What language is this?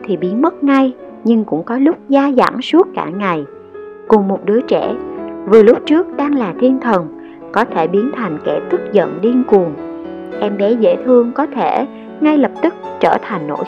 Vietnamese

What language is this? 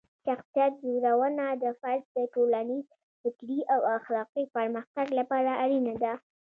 Pashto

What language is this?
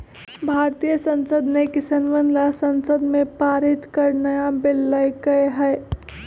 Magahi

